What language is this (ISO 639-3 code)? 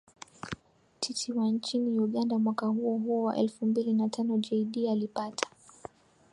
swa